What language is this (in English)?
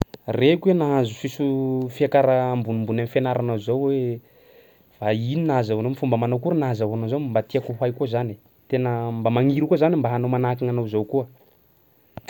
Sakalava Malagasy